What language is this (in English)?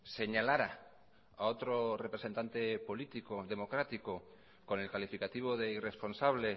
Spanish